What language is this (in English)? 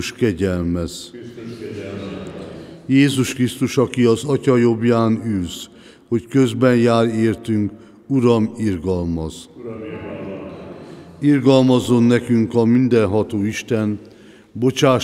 Hungarian